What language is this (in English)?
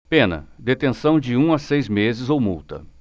Portuguese